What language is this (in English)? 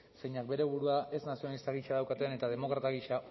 Basque